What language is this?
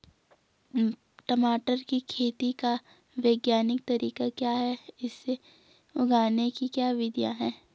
Hindi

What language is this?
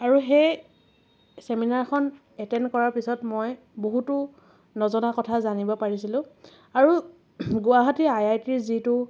Assamese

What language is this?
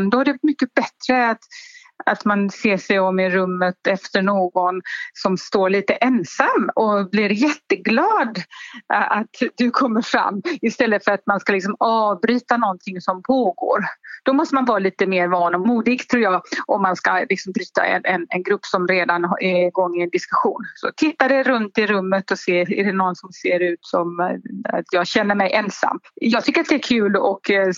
Swedish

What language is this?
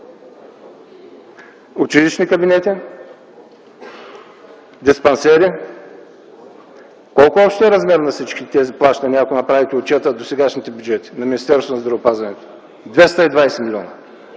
Bulgarian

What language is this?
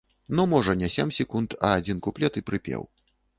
Belarusian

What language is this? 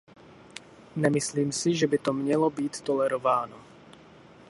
Czech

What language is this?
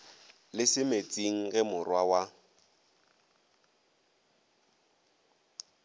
Northern Sotho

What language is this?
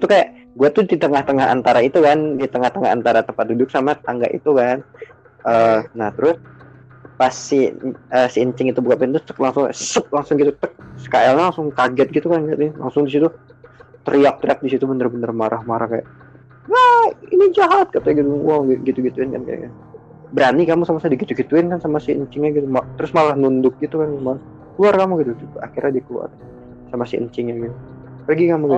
Indonesian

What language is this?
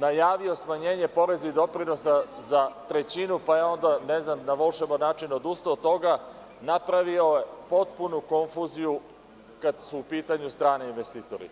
Serbian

